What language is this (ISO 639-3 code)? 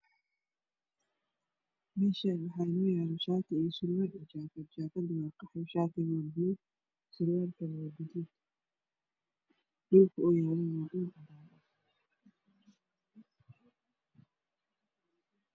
som